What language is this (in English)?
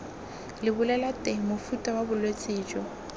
Tswana